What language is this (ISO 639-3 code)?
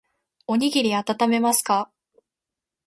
jpn